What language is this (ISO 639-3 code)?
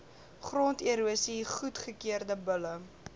afr